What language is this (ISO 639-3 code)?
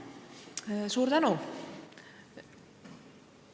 est